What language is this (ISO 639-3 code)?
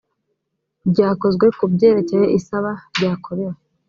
kin